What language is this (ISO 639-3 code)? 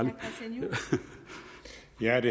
dan